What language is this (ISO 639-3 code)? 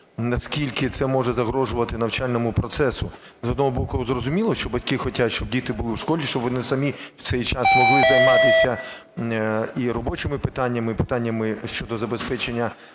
ukr